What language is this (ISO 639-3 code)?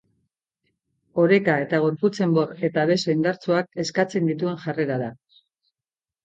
eus